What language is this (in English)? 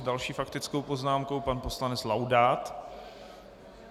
Czech